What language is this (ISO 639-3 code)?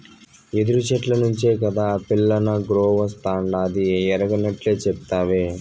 tel